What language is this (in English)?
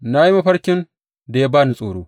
Hausa